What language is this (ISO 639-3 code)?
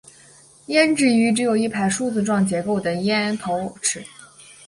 zho